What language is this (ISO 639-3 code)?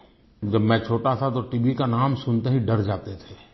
hin